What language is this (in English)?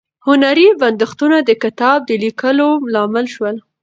Pashto